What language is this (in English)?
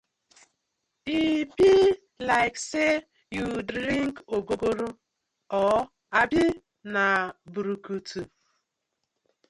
Nigerian Pidgin